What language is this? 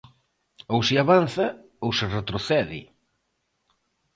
Galician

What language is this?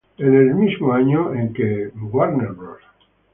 Spanish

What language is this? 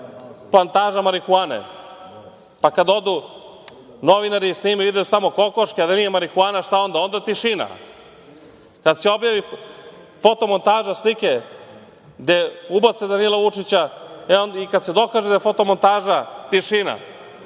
Serbian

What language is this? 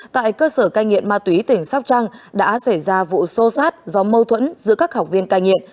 Vietnamese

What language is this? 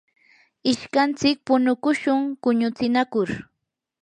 Yanahuanca Pasco Quechua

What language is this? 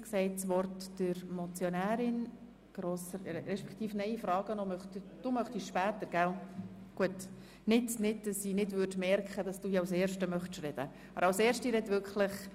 Swiss German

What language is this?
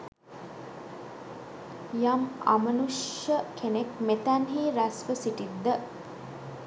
Sinhala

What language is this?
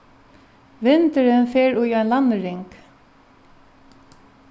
Faroese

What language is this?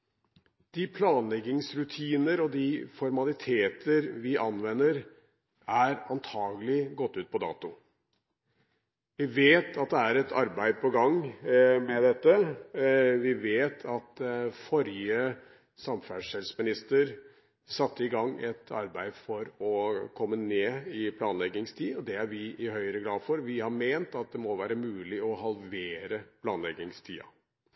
Norwegian Bokmål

